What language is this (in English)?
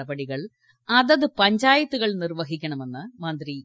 Malayalam